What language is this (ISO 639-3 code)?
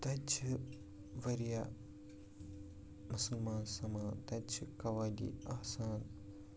kas